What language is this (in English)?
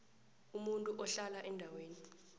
South Ndebele